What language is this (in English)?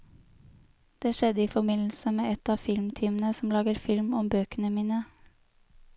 Norwegian